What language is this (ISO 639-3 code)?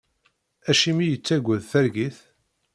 kab